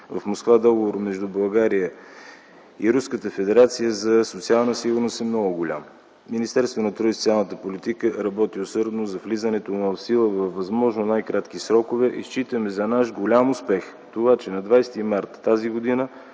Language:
Bulgarian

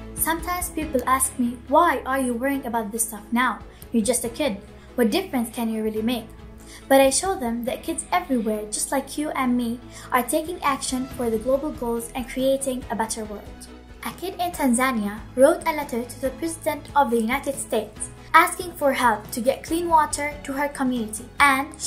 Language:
English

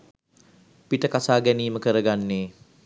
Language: Sinhala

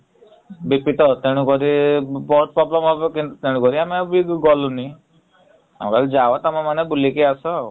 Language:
Odia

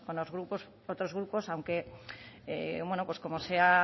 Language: Spanish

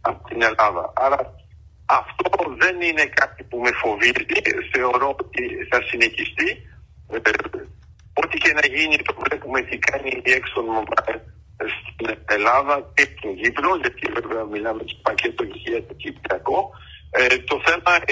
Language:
Greek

